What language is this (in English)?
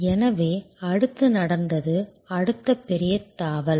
Tamil